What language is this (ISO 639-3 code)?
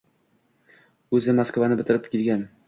uzb